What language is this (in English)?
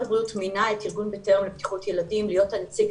Hebrew